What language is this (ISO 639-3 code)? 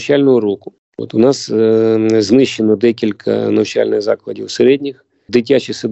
ukr